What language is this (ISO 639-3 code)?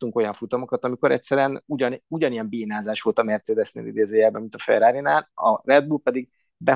hun